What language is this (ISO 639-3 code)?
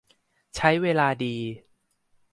tha